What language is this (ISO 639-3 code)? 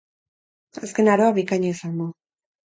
eus